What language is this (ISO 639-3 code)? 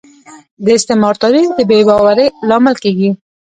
pus